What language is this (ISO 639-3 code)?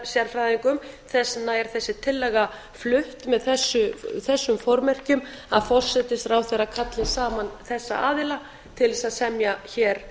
isl